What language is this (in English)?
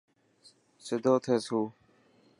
Dhatki